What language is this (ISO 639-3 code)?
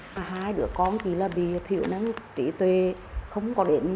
vie